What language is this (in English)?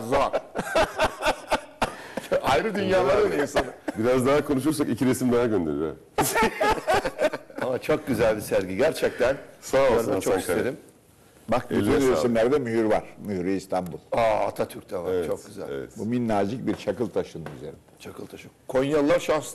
Turkish